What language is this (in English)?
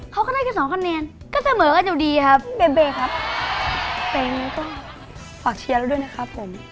Thai